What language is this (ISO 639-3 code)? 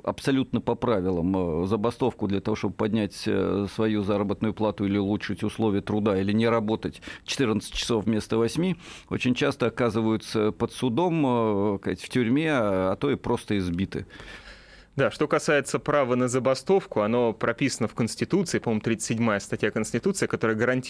rus